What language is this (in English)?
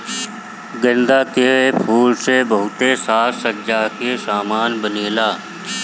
Bhojpuri